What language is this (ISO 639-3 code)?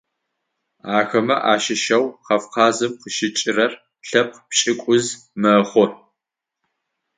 ady